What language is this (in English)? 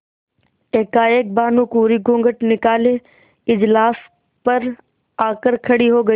Hindi